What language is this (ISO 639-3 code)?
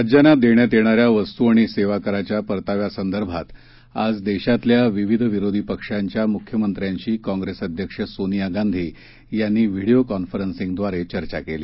mar